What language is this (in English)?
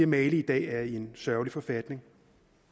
Danish